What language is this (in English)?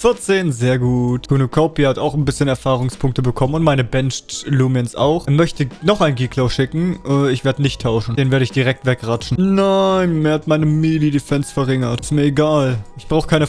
German